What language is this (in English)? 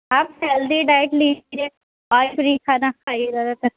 Urdu